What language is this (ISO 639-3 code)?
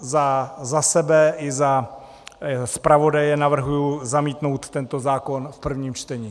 ces